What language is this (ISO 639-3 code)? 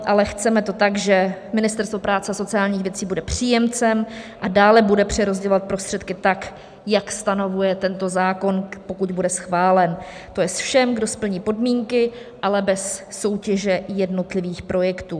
ces